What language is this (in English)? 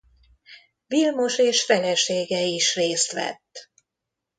Hungarian